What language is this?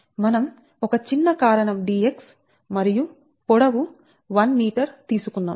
Telugu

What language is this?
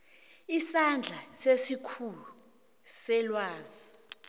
South Ndebele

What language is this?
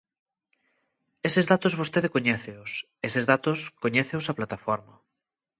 Galician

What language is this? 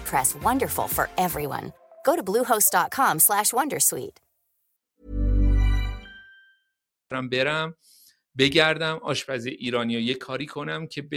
Persian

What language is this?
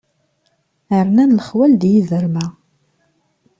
Kabyle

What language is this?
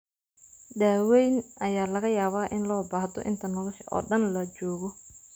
Somali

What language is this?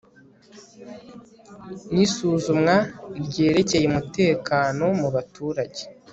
Kinyarwanda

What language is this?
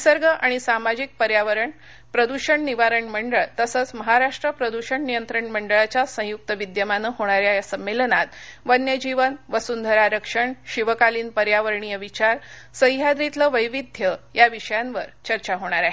Marathi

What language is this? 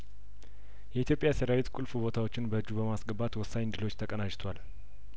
Amharic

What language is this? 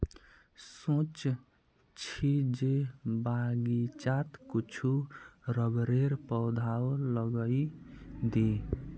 Magahi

